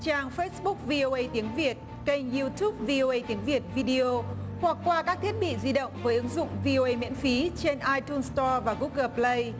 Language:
Vietnamese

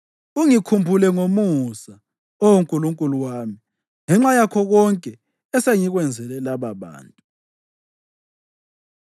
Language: North Ndebele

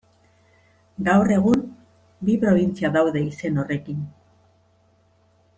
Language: Basque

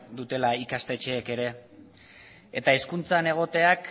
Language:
Basque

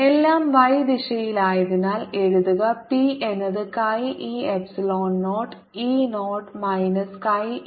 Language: Malayalam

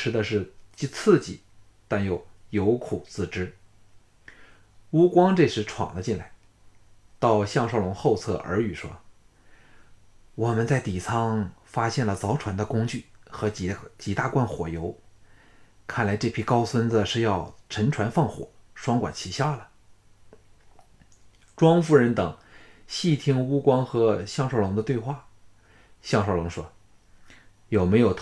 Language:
Chinese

